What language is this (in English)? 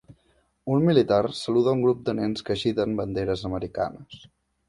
Catalan